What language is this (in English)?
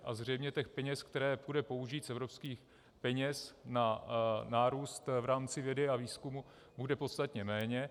Czech